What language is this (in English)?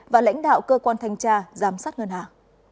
Vietnamese